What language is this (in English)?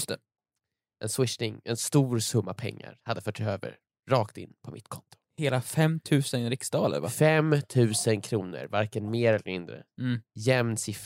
Swedish